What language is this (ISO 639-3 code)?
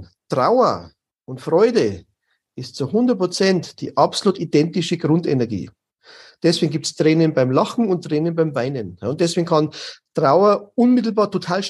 deu